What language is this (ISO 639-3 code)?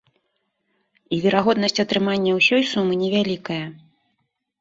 bel